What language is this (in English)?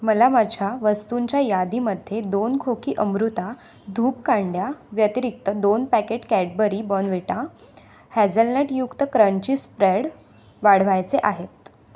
Marathi